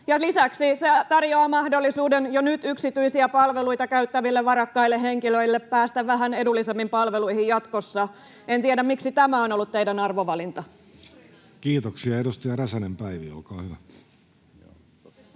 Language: Finnish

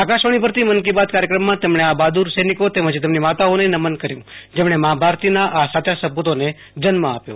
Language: Gujarati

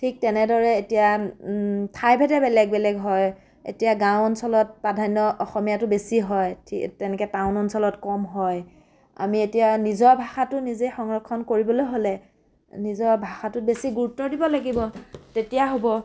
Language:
Assamese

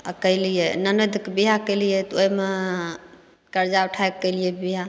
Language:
Maithili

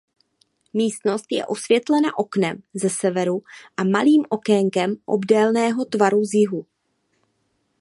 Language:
Czech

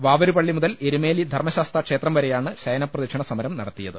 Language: Malayalam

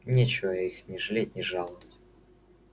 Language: Russian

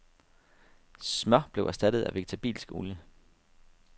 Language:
Danish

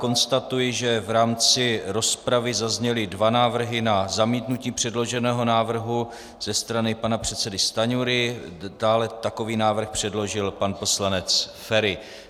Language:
Czech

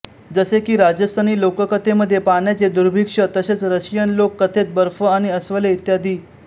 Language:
Marathi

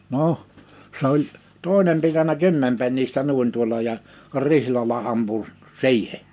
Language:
Finnish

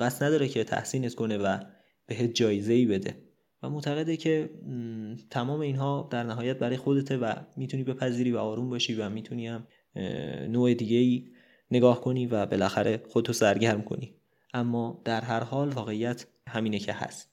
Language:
Persian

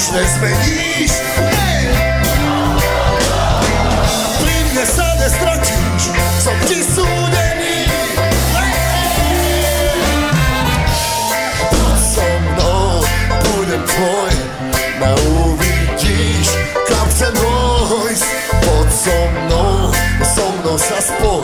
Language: Slovak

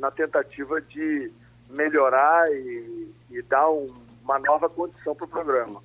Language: Portuguese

